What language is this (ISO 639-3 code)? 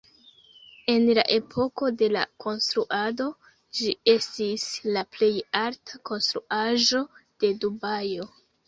epo